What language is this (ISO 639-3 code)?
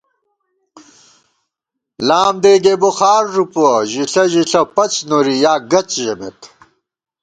gwt